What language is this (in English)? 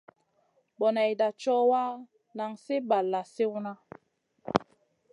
Masana